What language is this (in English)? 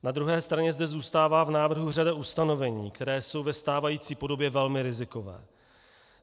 Czech